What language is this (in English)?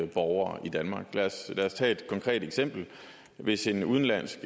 Danish